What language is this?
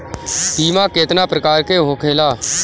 Bhojpuri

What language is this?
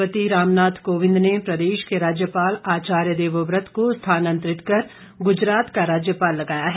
Hindi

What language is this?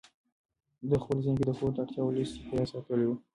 Pashto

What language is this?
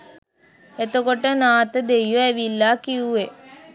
Sinhala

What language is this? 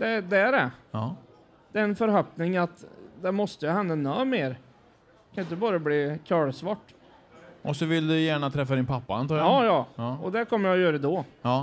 Swedish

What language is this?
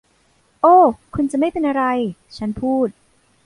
Thai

